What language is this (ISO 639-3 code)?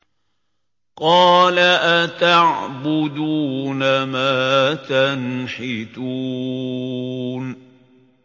ara